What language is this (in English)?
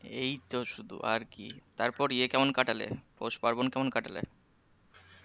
Bangla